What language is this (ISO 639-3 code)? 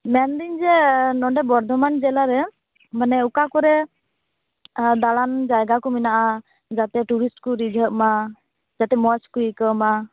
sat